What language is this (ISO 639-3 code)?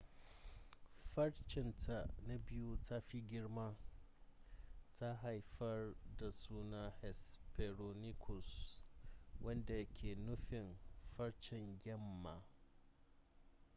hau